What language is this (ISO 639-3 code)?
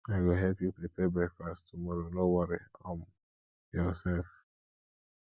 pcm